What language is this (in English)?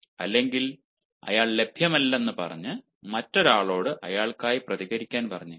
Malayalam